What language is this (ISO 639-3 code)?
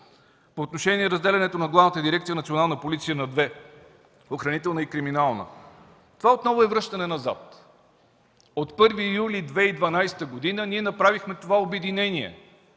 bul